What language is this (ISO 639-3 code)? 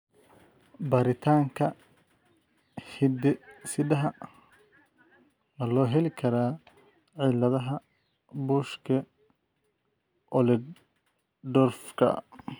som